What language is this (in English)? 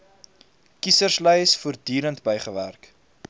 Afrikaans